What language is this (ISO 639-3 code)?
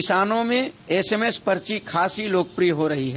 hin